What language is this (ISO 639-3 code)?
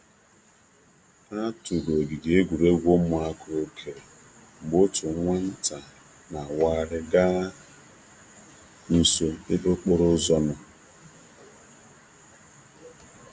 ibo